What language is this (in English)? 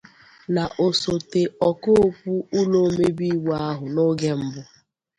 Igbo